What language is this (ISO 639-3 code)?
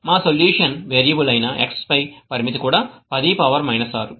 tel